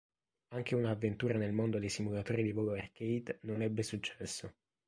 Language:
Italian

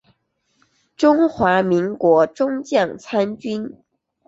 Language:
Chinese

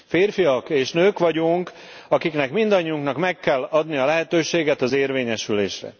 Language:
Hungarian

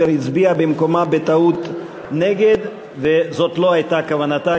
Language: Hebrew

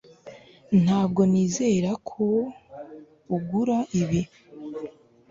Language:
Kinyarwanda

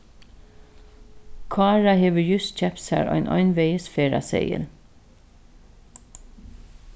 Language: Faroese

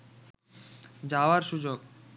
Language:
Bangla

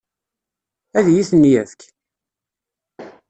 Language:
Kabyle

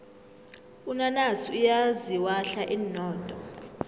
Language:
South Ndebele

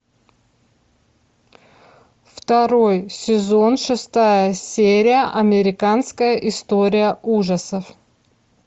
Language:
Russian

